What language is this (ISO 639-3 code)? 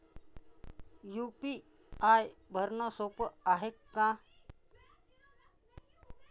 mar